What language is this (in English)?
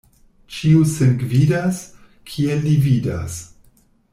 Esperanto